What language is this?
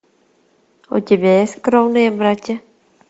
Russian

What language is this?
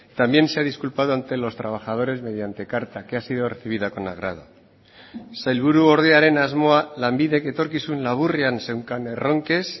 Spanish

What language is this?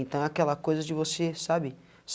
Portuguese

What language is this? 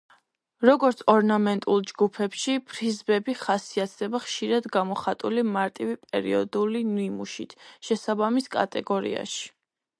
Georgian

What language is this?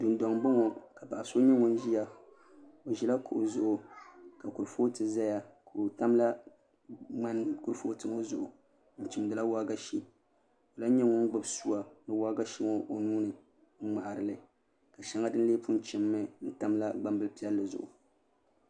Dagbani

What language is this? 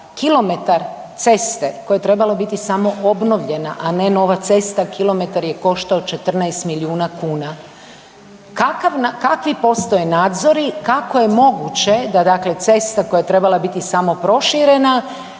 Croatian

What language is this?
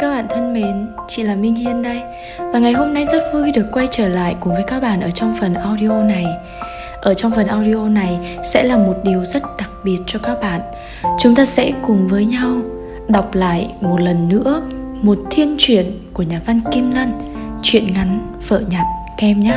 Vietnamese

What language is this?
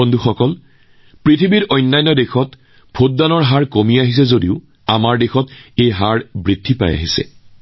Assamese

